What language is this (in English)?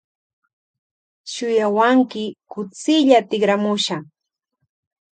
Loja Highland Quichua